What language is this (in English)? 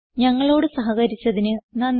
Malayalam